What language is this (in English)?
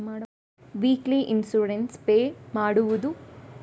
Kannada